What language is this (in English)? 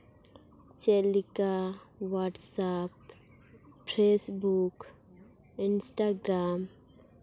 Santali